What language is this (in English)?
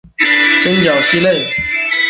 Chinese